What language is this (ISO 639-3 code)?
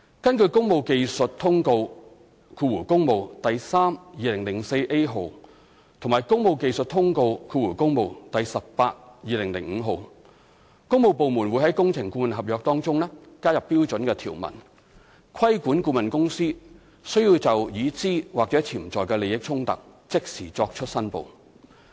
yue